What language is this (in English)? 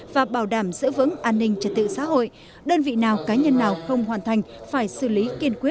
Vietnamese